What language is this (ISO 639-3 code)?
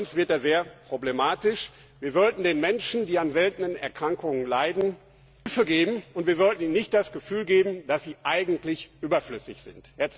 deu